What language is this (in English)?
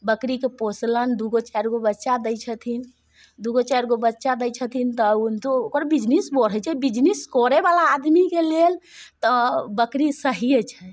Maithili